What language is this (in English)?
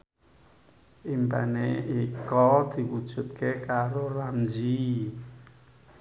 Javanese